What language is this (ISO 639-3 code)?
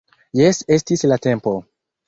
epo